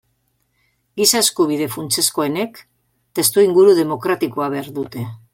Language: Basque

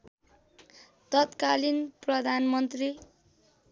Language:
Nepali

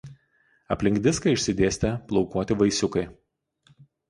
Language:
Lithuanian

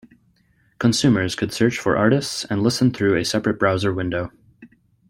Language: English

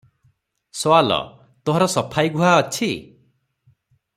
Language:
Odia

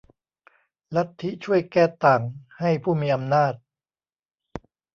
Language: Thai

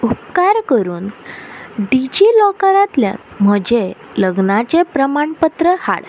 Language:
Konkani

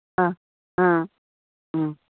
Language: Manipuri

